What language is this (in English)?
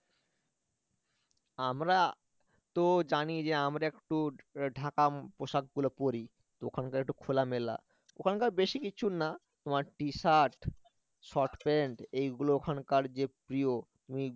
Bangla